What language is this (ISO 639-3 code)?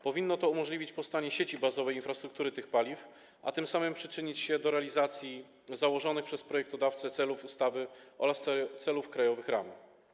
pol